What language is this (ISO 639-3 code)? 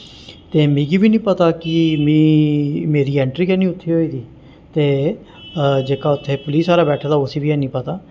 doi